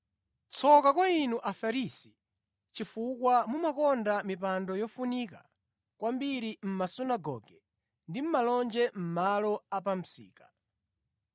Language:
Nyanja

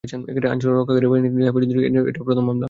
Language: Bangla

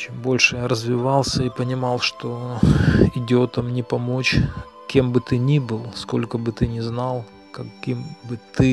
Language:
Russian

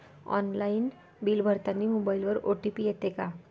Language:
Marathi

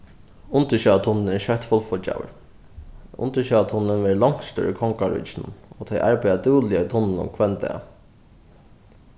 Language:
Faroese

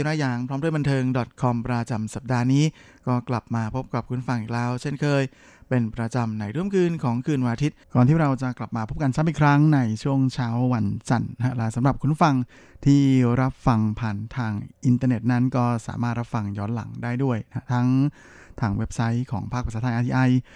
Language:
Thai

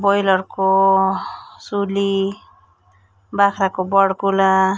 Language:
Nepali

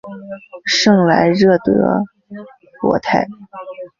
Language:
Chinese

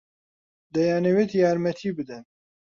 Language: Central Kurdish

